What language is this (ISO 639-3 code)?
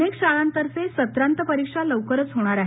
mar